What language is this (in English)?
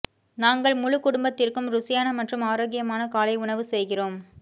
Tamil